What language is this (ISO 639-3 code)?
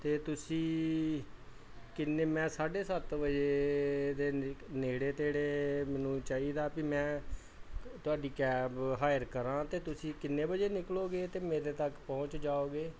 pan